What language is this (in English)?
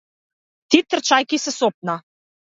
Macedonian